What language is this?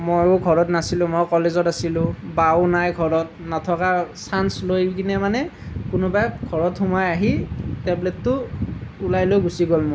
Assamese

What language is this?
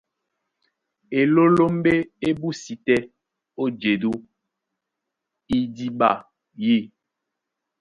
Duala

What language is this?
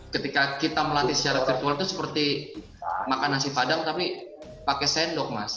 Indonesian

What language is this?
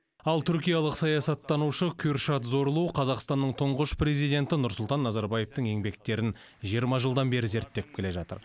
Kazakh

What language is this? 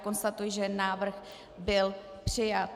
Czech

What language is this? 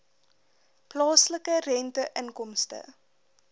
Afrikaans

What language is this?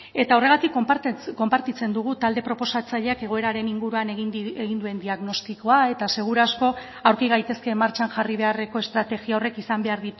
Basque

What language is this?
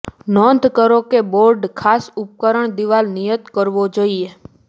Gujarati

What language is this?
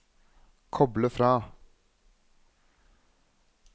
Norwegian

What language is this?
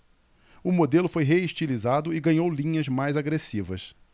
Portuguese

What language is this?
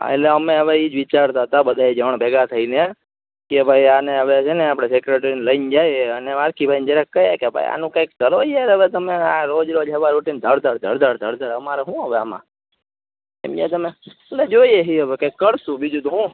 Gujarati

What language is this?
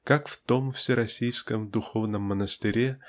Russian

